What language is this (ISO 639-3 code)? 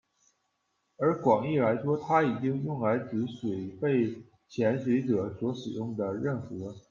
zho